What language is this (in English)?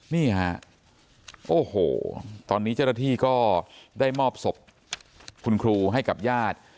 Thai